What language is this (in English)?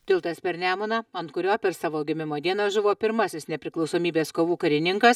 Lithuanian